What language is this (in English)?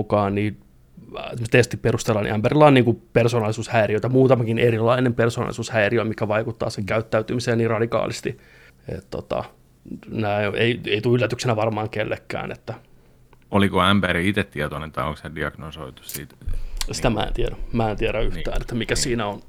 Finnish